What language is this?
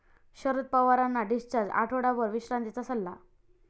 Marathi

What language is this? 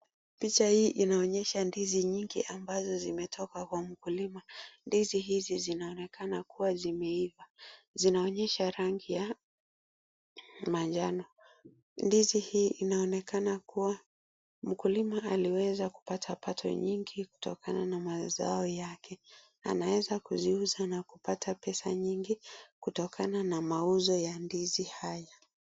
Swahili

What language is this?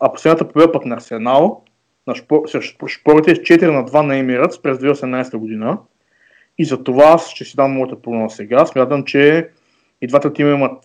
Bulgarian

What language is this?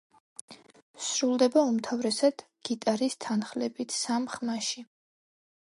Georgian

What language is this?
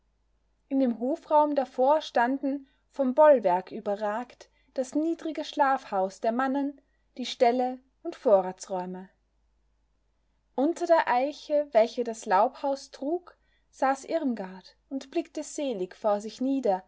German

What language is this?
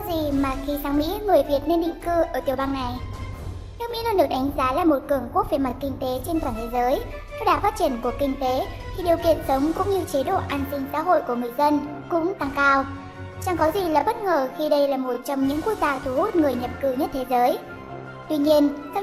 Vietnamese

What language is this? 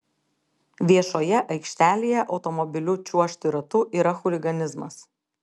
Lithuanian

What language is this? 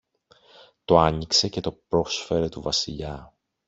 Greek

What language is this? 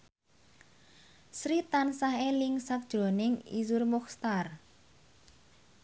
Javanese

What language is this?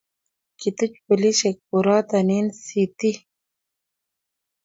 Kalenjin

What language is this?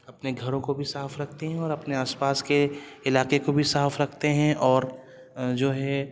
Urdu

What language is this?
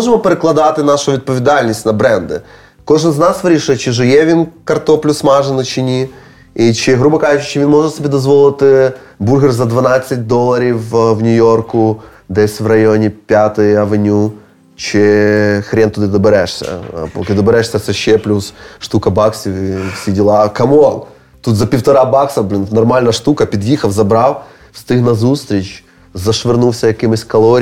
Ukrainian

